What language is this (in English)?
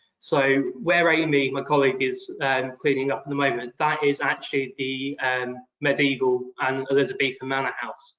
English